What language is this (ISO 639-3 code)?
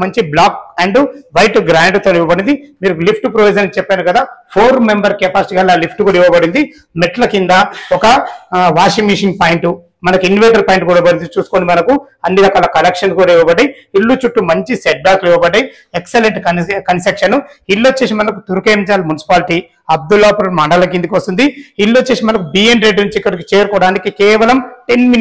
tel